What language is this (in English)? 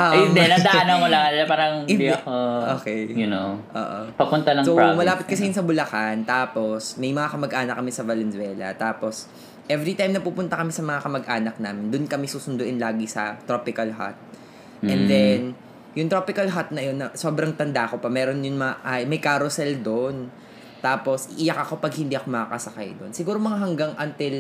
Filipino